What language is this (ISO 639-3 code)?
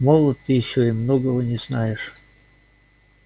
rus